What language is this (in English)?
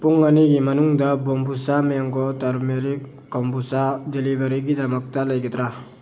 Manipuri